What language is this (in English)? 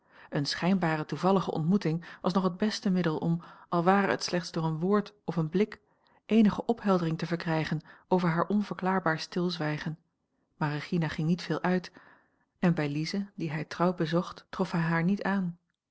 Dutch